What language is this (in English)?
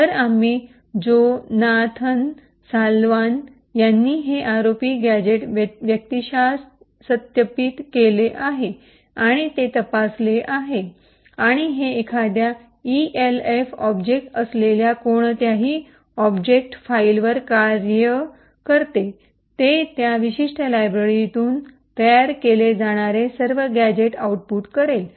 Marathi